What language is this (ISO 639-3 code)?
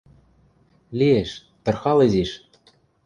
mrj